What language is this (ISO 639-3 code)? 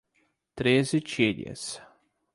por